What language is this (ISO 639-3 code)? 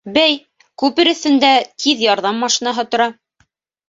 bak